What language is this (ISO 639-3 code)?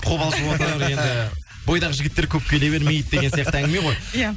kaz